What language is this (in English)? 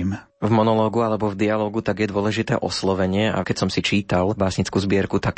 Slovak